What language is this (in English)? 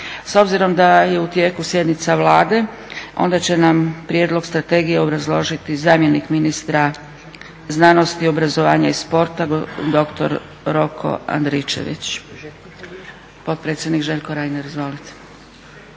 Croatian